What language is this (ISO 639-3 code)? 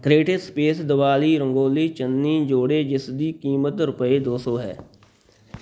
pan